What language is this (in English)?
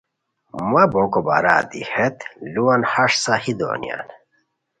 Khowar